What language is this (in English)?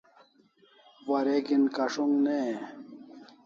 Kalasha